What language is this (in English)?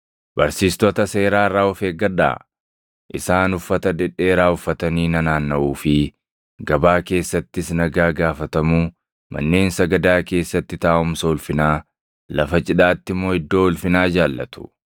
Oromo